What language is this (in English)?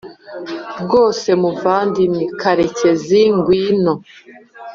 Kinyarwanda